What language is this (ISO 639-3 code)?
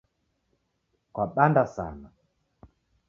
dav